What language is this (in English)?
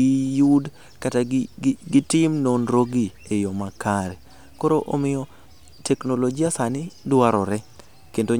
Luo (Kenya and Tanzania)